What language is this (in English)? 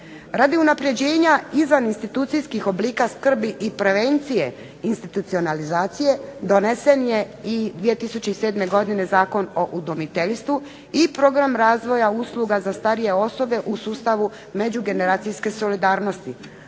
Croatian